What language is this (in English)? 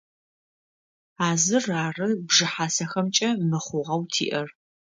Adyghe